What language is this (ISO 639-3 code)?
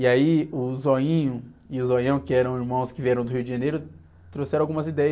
por